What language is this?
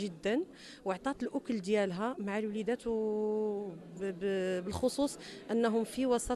Arabic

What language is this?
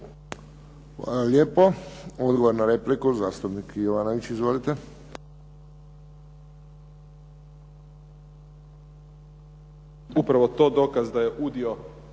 Croatian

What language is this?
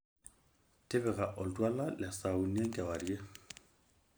Masai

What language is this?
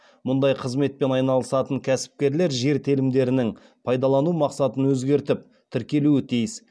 Kazakh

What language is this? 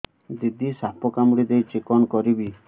Odia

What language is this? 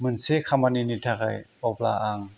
Bodo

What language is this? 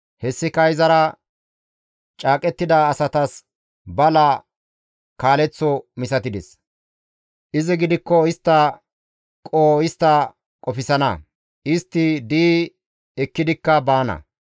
Gamo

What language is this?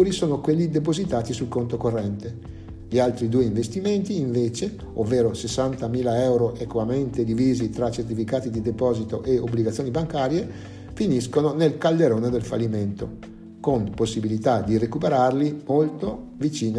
Italian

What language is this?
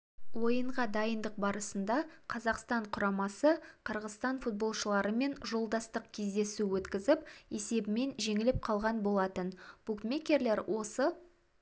Kazakh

